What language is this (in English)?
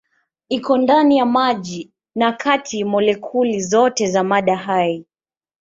Swahili